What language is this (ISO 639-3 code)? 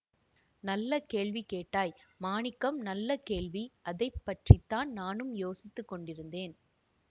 tam